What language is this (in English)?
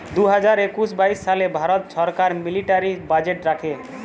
Bangla